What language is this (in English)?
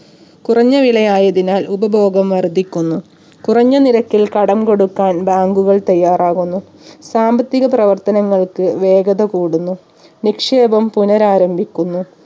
Malayalam